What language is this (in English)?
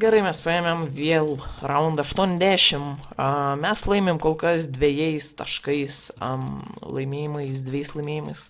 Lithuanian